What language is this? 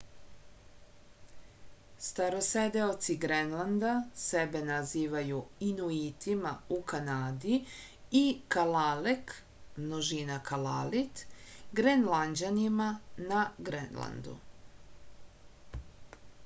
Serbian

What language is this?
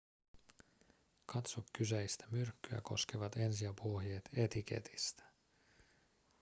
Finnish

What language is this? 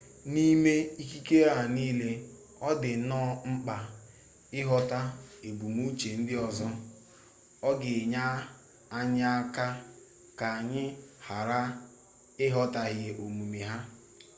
Igbo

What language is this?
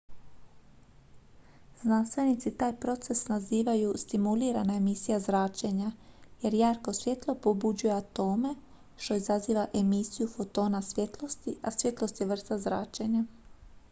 Croatian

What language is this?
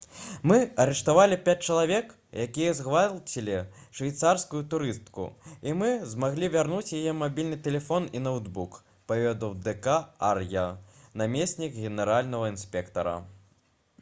Belarusian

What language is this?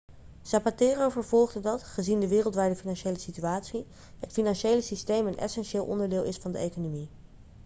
Dutch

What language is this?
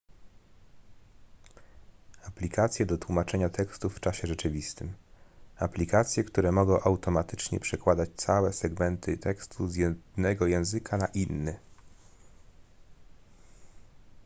Polish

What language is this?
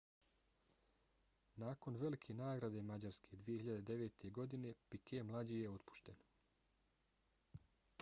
Bosnian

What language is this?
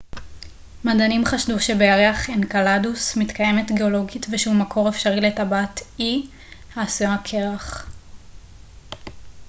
Hebrew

